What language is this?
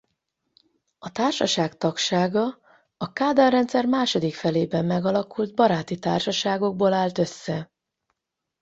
Hungarian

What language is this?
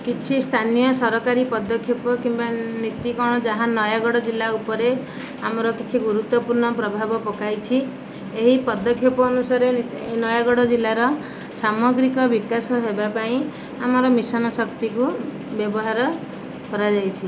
Odia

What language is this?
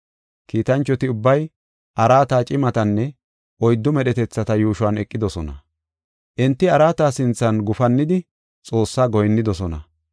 Gofa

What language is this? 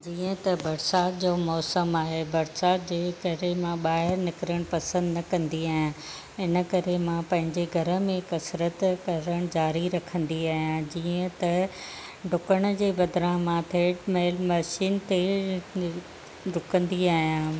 Sindhi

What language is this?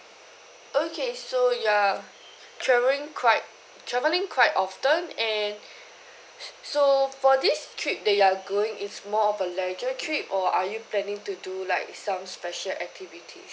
English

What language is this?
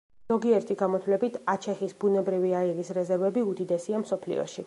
Georgian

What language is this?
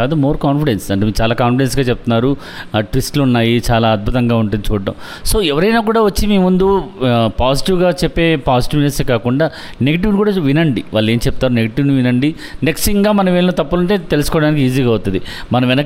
Telugu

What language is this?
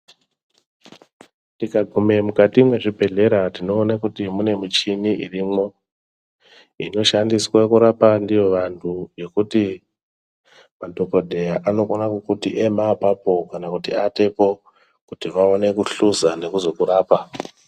Ndau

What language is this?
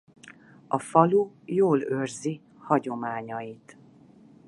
Hungarian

